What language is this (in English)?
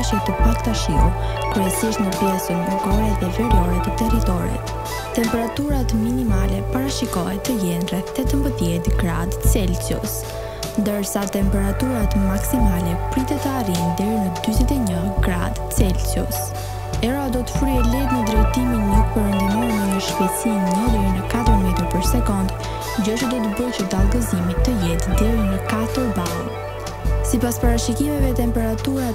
Romanian